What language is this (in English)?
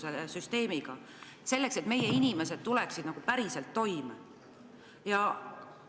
Estonian